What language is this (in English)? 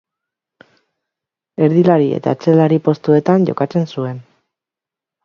Basque